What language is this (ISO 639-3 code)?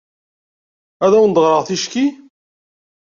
kab